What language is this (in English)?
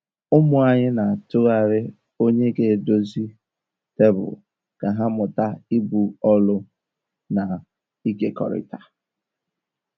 Igbo